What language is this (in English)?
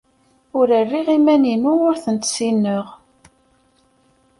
Kabyle